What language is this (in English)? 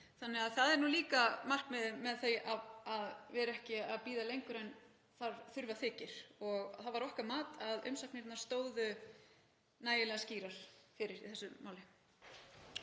Icelandic